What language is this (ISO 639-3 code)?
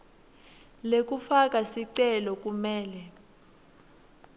ssw